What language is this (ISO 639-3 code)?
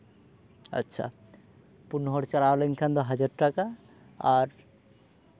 sat